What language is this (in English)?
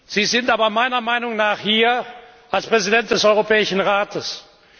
German